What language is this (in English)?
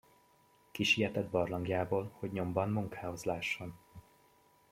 Hungarian